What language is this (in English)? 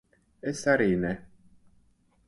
Latvian